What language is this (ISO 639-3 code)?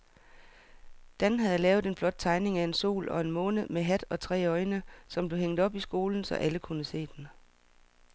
dan